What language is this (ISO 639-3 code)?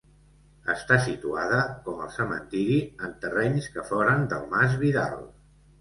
cat